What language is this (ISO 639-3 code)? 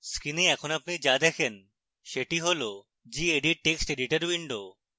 ben